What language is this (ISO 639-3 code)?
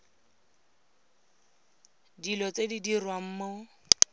tsn